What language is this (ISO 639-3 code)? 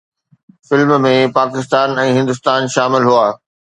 snd